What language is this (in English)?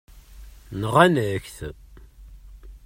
Kabyle